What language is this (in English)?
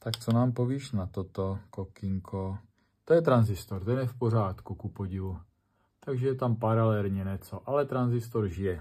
Czech